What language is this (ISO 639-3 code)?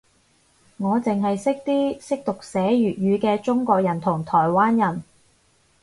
yue